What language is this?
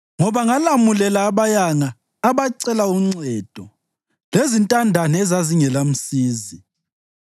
North Ndebele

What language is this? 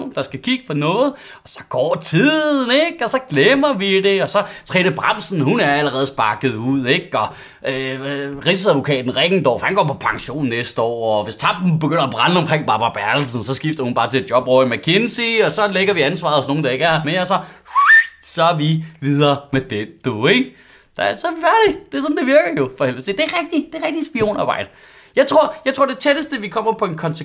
Danish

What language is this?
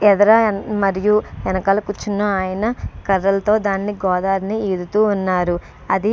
Telugu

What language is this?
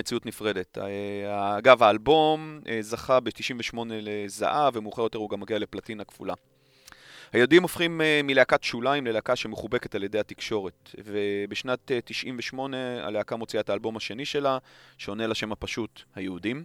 Hebrew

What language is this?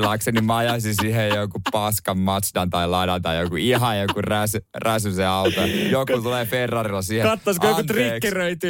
Finnish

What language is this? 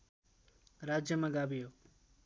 Nepali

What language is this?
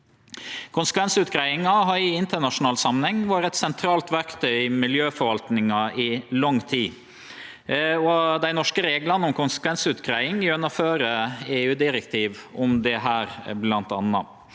Norwegian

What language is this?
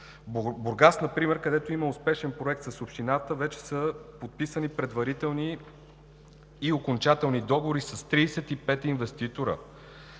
Bulgarian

